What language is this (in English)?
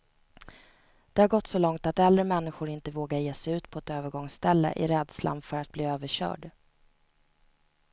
Swedish